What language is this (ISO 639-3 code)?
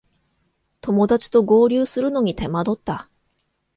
jpn